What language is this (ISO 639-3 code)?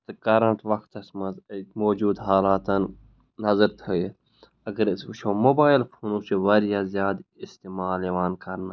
kas